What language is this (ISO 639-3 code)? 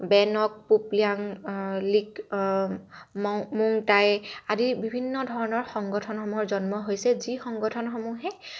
asm